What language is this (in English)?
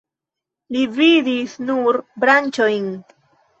Esperanto